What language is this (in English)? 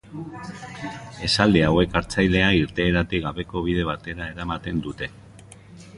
Basque